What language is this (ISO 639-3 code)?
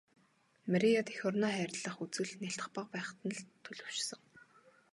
mon